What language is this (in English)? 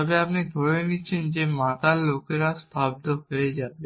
Bangla